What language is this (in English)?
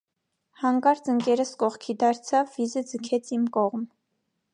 Armenian